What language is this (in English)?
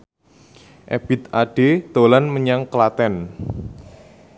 Javanese